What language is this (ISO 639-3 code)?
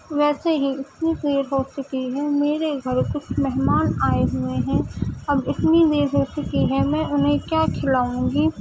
urd